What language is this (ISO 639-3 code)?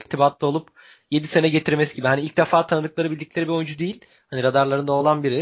tur